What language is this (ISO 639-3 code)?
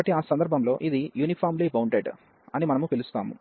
tel